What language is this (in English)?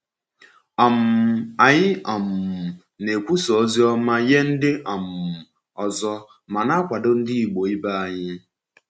Igbo